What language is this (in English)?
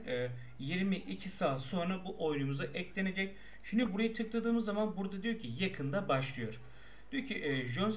Turkish